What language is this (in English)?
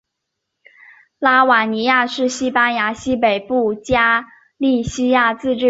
Chinese